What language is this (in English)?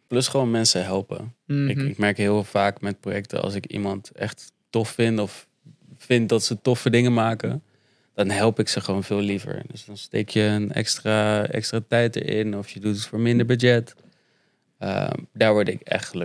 Dutch